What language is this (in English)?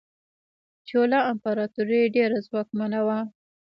Pashto